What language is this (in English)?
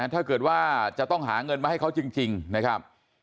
Thai